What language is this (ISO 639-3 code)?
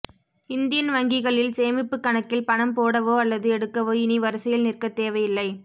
tam